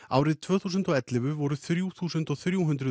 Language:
Icelandic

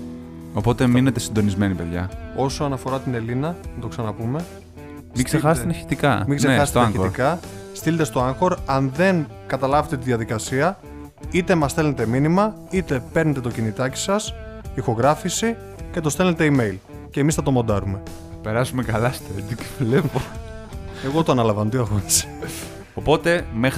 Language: Greek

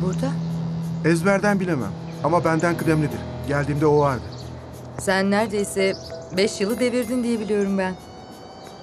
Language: Turkish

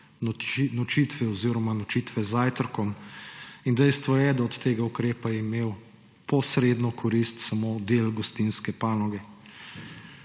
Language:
Slovenian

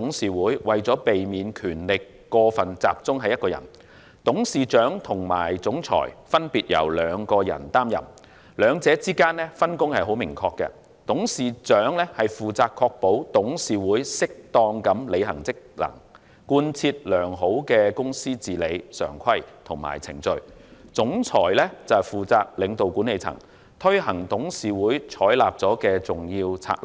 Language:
Cantonese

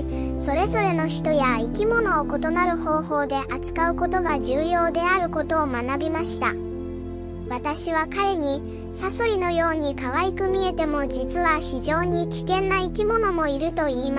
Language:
Japanese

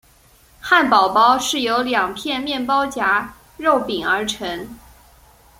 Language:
Chinese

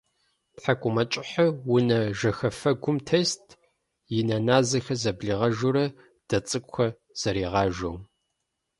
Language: Kabardian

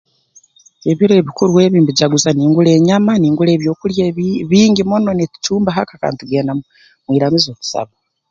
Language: Tooro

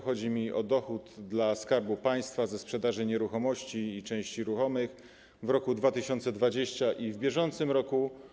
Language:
Polish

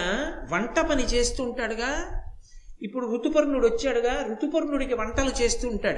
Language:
Telugu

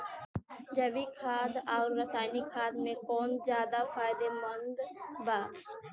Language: Bhojpuri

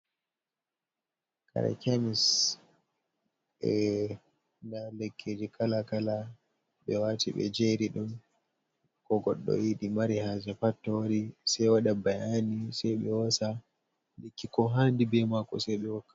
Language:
Fula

